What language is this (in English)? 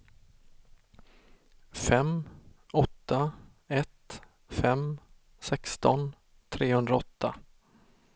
Swedish